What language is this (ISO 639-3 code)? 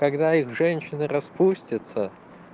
rus